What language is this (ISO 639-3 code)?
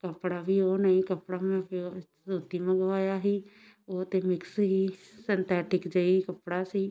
pan